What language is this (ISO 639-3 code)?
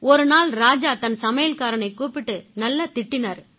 tam